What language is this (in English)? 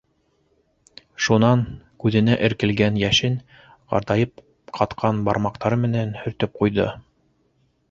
Bashkir